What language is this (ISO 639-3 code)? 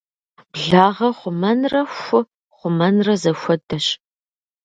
kbd